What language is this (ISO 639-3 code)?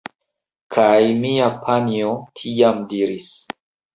epo